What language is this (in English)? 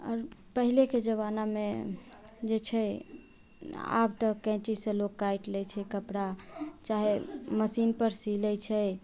Maithili